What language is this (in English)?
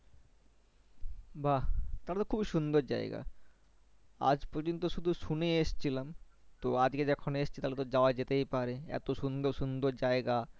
Bangla